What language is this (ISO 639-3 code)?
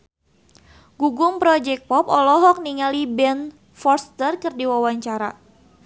sun